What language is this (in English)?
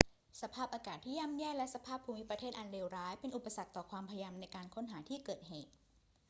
Thai